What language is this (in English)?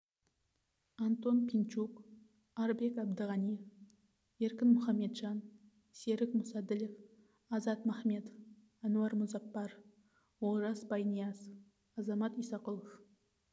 Kazakh